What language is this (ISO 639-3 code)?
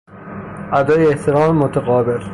fas